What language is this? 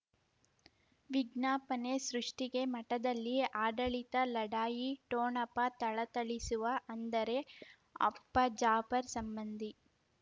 Kannada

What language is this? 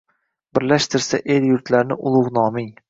Uzbek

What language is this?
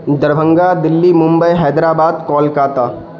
Urdu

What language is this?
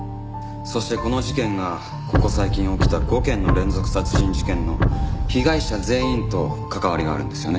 Japanese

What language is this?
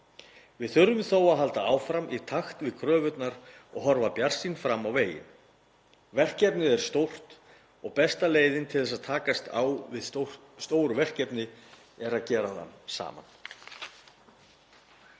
Icelandic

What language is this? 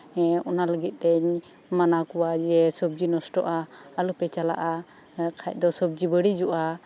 Santali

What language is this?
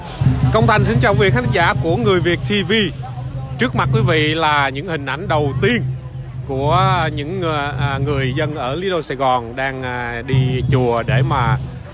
Vietnamese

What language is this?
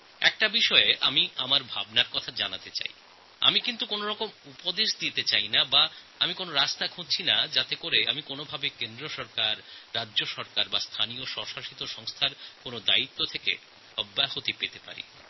Bangla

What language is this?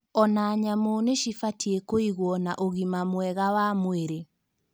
Kikuyu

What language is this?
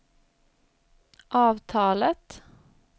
Swedish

